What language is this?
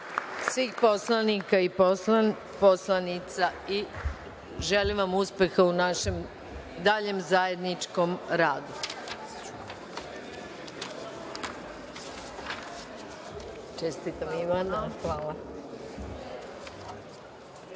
Serbian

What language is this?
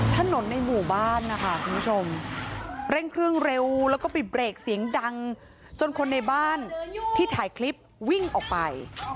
Thai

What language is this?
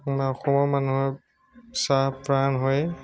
Assamese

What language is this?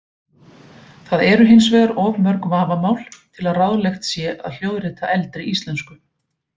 Icelandic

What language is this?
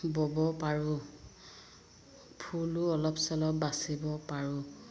Assamese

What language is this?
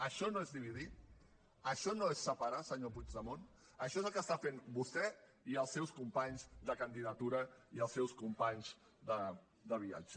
Catalan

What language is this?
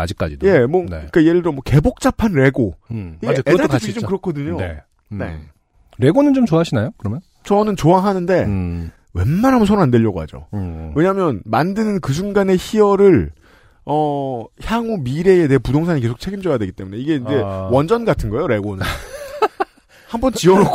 Korean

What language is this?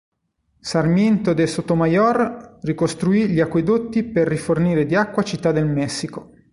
Italian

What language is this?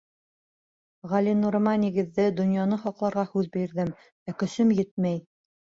Bashkir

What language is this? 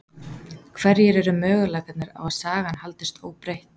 Icelandic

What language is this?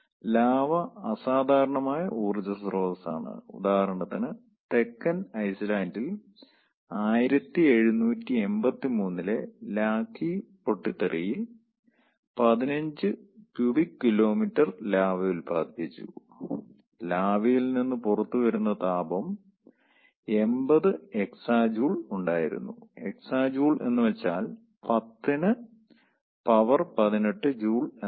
Malayalam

